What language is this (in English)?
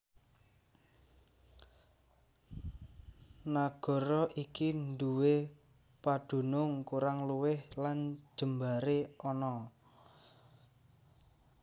Javanese